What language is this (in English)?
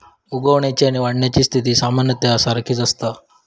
Marathi